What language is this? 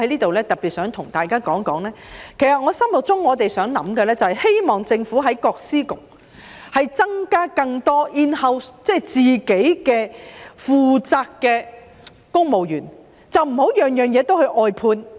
Cantonese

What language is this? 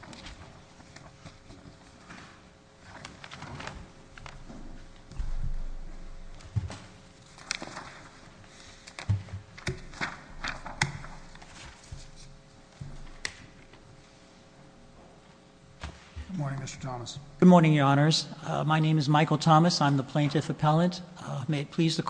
English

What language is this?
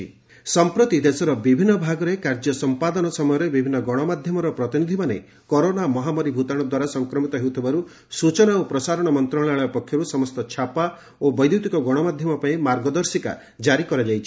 Odia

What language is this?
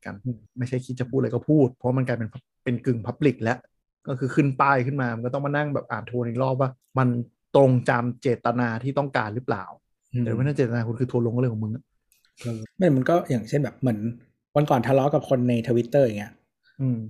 Thai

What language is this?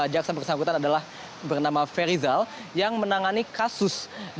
Indonesian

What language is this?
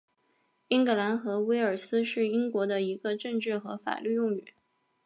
Chinese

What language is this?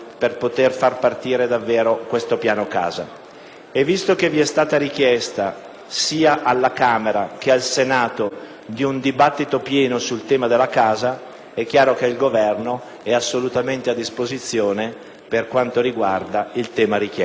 Italian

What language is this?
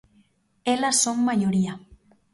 Galician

